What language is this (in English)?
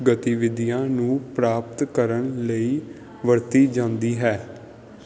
Punjabi